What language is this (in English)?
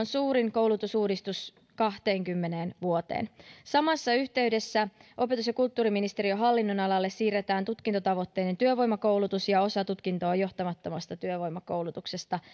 Finnish